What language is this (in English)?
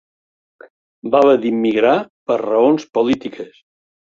Catalan